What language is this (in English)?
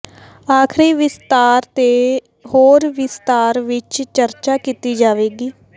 Punjabi